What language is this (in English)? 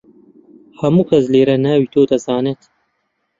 Central Kurdish